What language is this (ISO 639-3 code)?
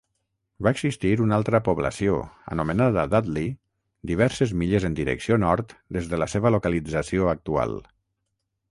cat